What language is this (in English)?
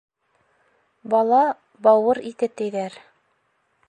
Bashkir